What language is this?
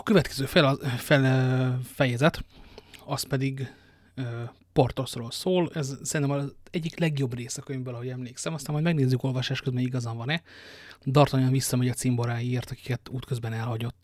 Hungarian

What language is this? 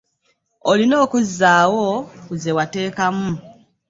Ganda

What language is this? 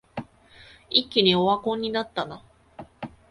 Japanese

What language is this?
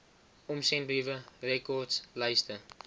Afrikaans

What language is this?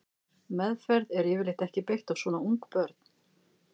Icelandic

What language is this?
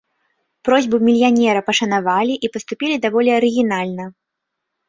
Belarusian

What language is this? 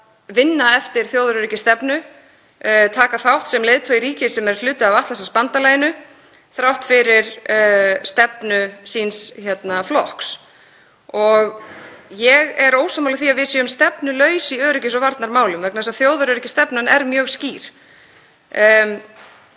Icelandic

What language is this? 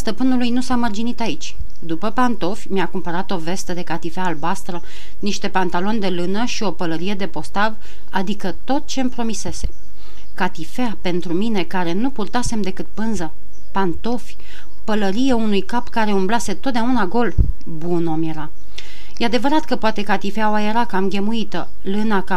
Romanian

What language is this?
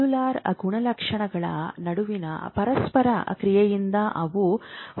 Kannada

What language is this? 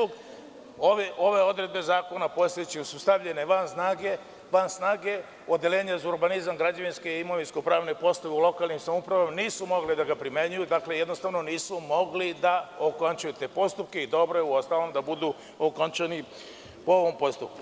Serbian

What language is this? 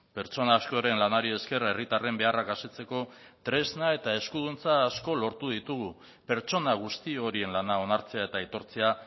Basque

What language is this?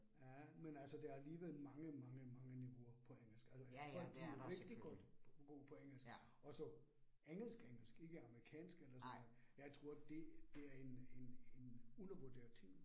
Danish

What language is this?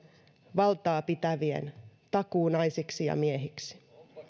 Finnish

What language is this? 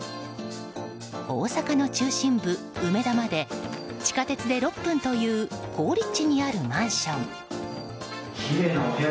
Japanese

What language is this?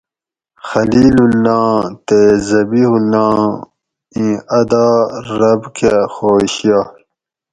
Gawri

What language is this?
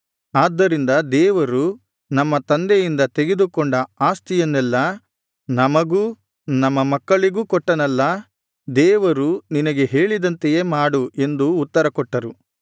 Kannada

